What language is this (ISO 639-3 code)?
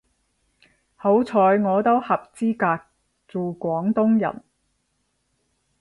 yue